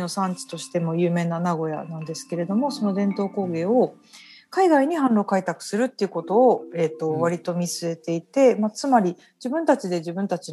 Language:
Japanese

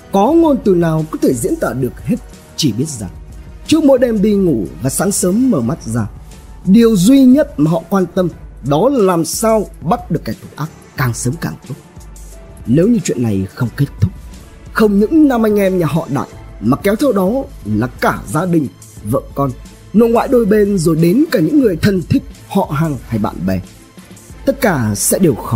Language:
Vietnamese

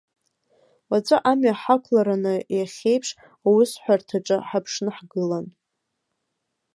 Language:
Abkhazian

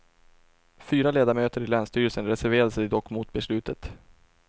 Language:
Swedish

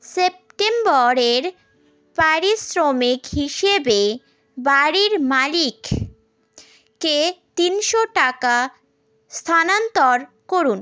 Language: Bangla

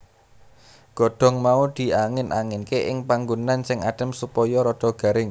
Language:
Javanese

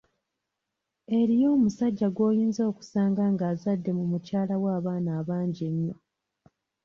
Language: Ganda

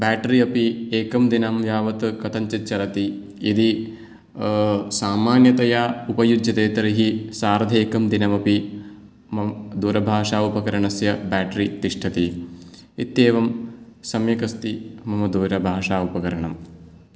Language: Sanskrit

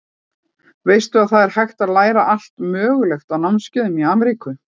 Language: Icelandic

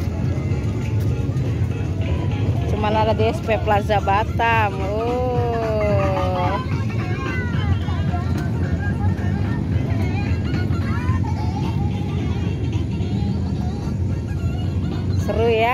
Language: Indonesian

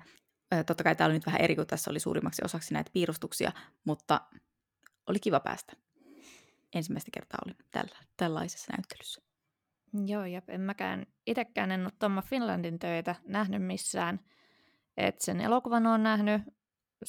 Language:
Finnish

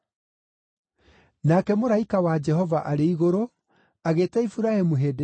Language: Kikuyu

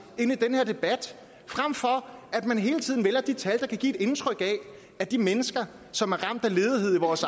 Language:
Danish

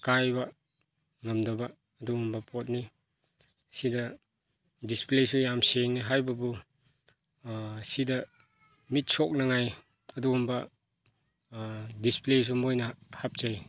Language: Manipuri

